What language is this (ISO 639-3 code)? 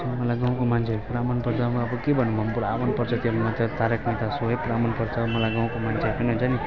nep